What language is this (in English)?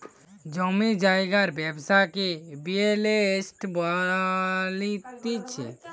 Bangla